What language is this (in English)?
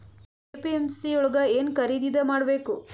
Kannada